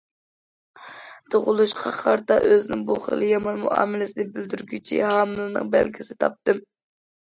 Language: Uyghur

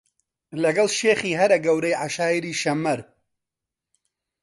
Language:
Central Kurdish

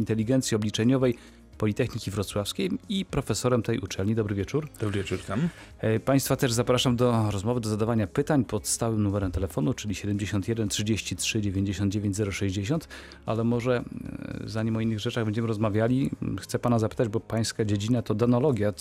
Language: Polish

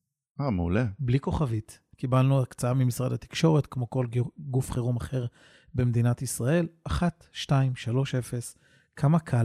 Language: Hebrew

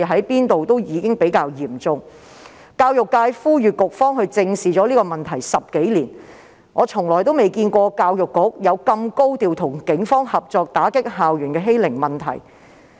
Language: Cantonese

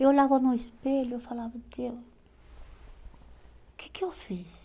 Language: Portuguese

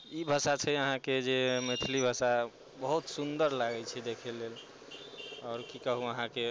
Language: Maithili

